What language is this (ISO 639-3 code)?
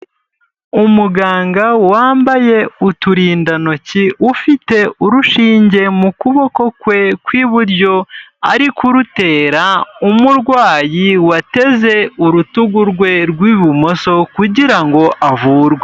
kin